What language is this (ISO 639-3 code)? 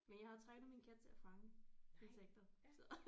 dan